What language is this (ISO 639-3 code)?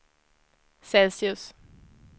swe